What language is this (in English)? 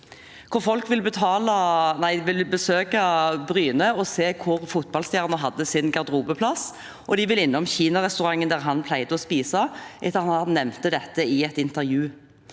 Norwegian